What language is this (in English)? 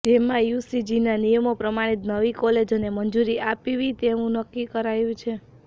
Gujarati